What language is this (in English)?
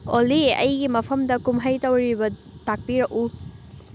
Manipuri